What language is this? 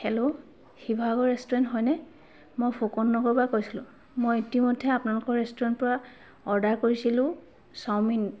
Assamese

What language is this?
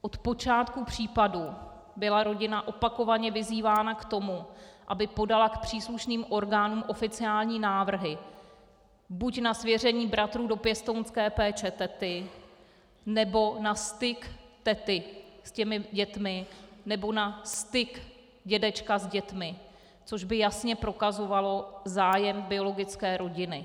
Czech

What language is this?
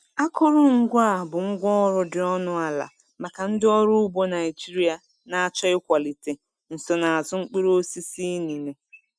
Igbo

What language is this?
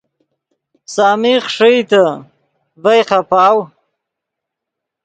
Yidgha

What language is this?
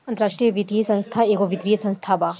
Bhojpuri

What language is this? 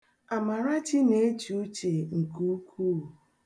Igbo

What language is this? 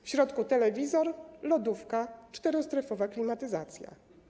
Polish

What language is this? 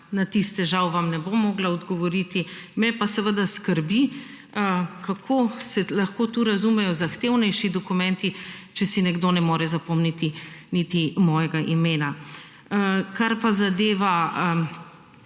Slovenian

